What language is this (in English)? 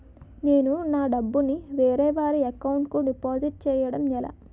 Telugu